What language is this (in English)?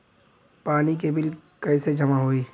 Bhojpuri